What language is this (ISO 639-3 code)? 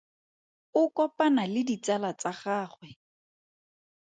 tsn